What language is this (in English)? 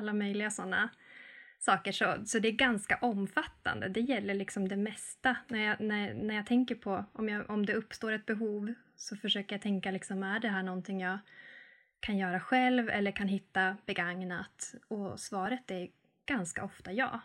Swedish